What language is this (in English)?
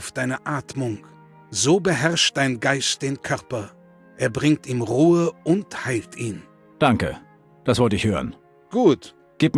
German